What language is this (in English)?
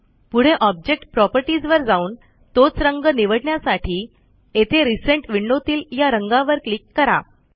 Marathi